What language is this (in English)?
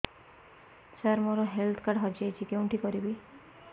Odia